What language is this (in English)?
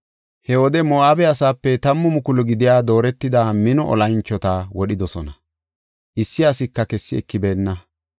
Gofa